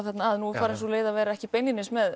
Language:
Icelandic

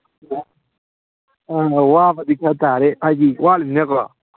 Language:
Manipuri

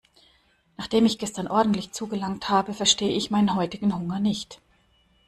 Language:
German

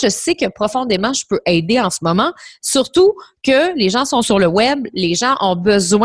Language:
French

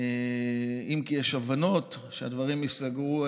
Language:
Hebrew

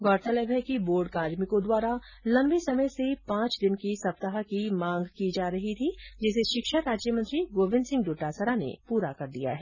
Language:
Hindi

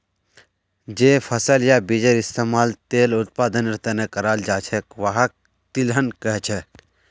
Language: Magahi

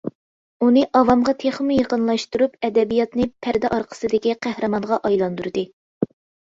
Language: Uyghur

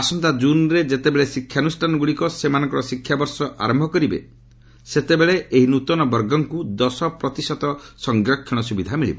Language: Odia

